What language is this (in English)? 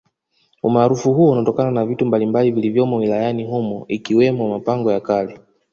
Swahili